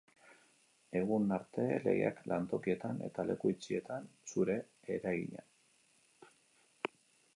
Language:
Basque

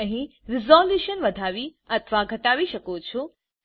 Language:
Gujarati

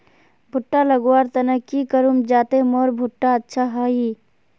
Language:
Magahi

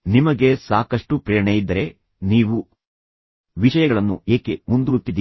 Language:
Kannada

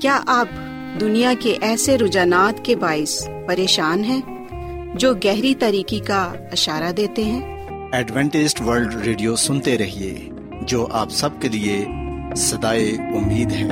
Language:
Urdu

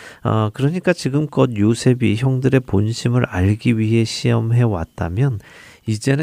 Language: Korean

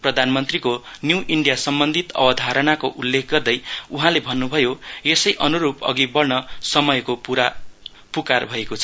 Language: Nepali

